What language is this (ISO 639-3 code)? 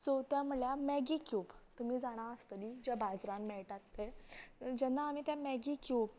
kok